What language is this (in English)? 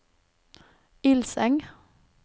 Norwegian